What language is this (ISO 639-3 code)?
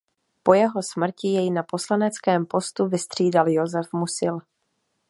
ces